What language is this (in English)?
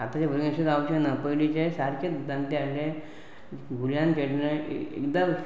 Konkani